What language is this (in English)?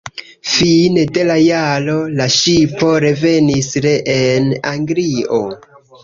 Esperanto